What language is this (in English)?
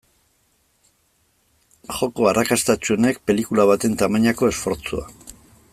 Basque